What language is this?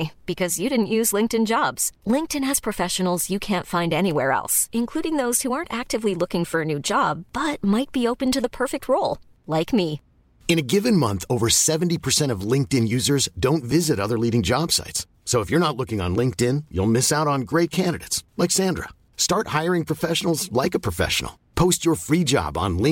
Swedish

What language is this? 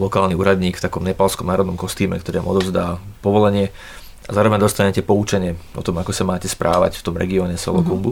Slovak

